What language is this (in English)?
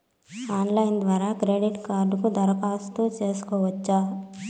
Telugu